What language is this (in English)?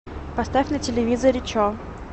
Russian